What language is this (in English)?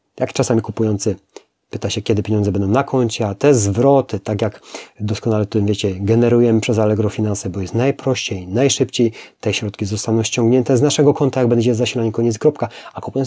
Polish